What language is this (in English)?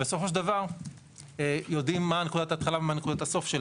Hebrew